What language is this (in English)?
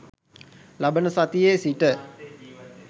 Sinhala